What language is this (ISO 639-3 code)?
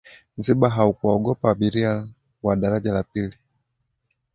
swa